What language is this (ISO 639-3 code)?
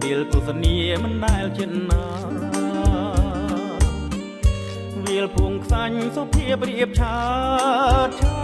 tha